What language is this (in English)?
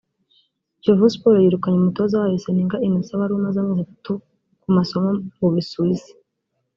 Kinyarwanda